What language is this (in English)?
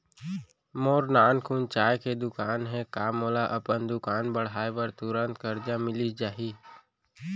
Chhattisgarhi